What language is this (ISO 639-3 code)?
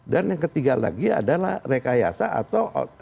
ind